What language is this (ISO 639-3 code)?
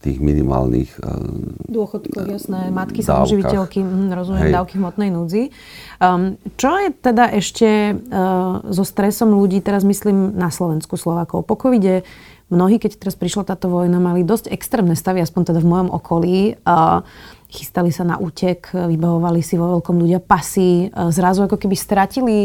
slk